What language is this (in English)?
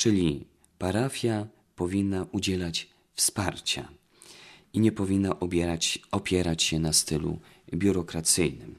Polish